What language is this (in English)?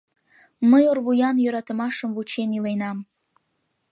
Mari